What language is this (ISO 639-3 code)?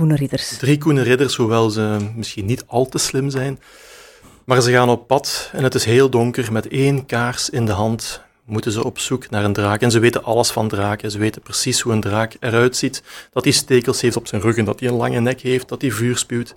nld